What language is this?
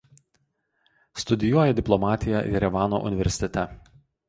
Lithuanian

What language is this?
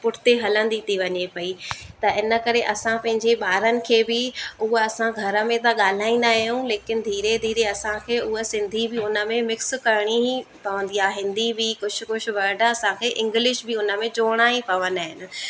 Sindhi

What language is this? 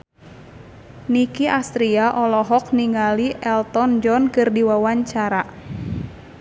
Sundanese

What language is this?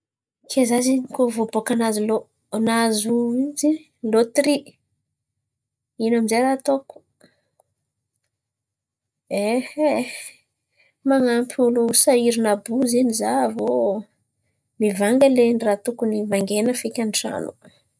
Antankarana Malagasy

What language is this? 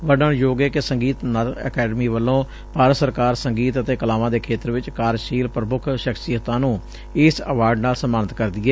Punjabi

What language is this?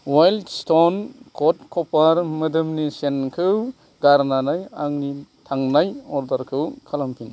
Bodo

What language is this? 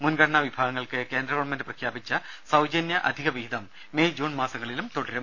Malayalam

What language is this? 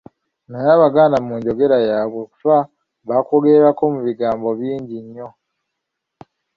Ganda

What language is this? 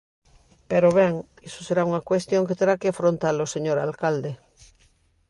Galician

